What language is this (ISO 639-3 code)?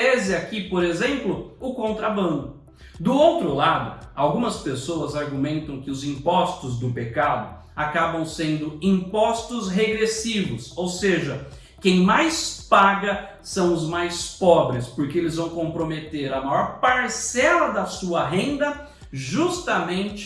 por